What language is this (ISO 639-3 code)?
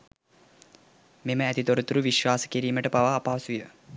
sin